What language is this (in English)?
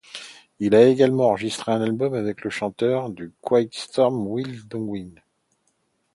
French